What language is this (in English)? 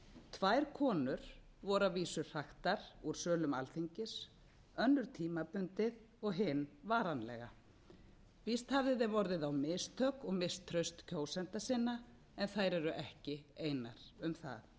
Icelandic